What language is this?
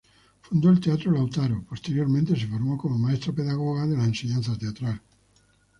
Spanish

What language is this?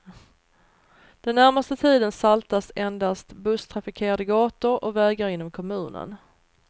Swedish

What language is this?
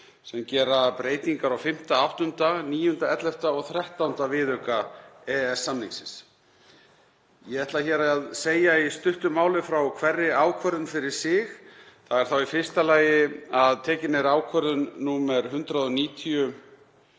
Icelandic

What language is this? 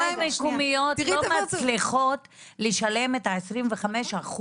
Hebrew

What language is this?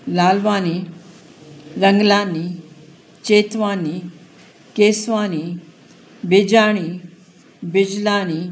Sindhi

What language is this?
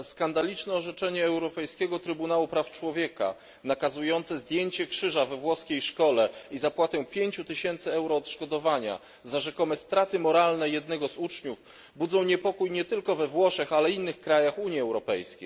Polish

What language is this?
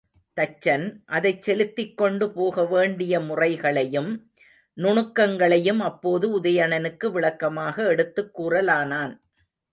Tamil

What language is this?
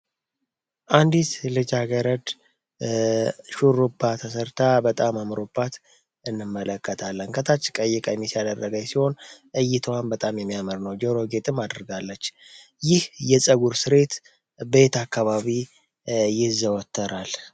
Amharic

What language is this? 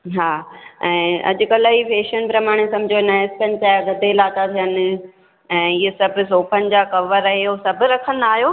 Sindhi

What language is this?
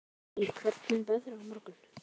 Icelandic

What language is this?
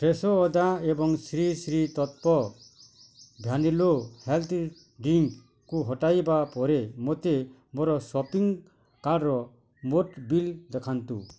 Odia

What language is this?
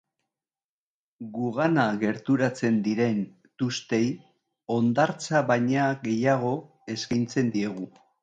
Basque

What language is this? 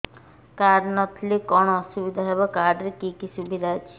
Odia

